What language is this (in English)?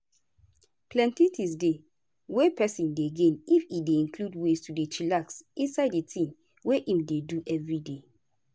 Nigerian Pidgin